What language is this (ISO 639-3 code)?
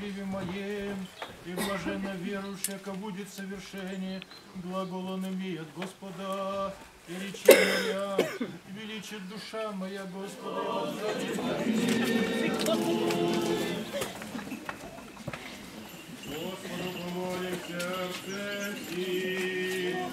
rus